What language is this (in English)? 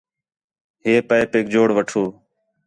Khetrani